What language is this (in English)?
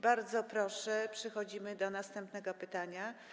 Polish